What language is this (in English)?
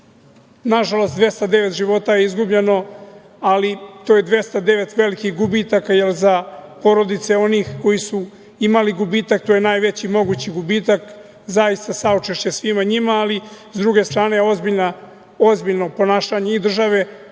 Serbian